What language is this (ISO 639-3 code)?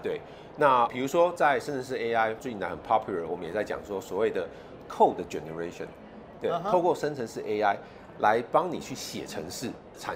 zho